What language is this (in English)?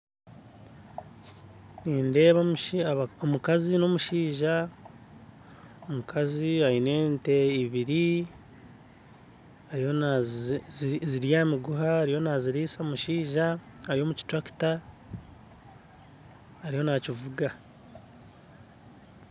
Nyankole